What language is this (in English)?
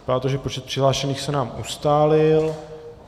Czech